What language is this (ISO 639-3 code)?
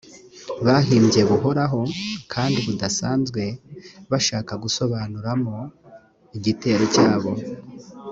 kin